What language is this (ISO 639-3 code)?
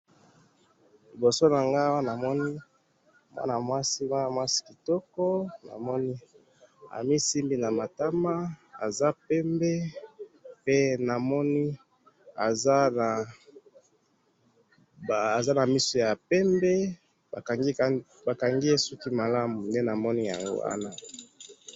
lin